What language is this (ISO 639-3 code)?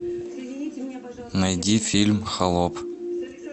rus